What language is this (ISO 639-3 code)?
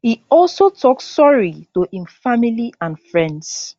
pcm